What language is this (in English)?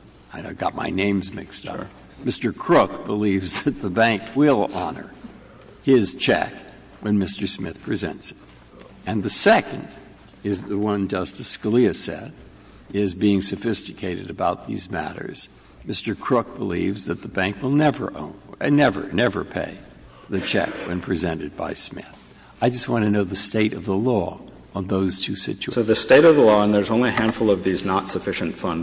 English